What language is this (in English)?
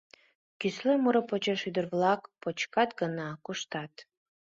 Mari